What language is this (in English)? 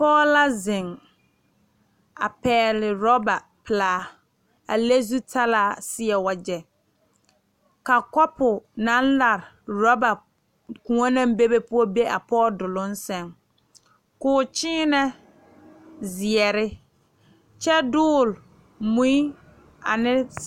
Southern Dagaare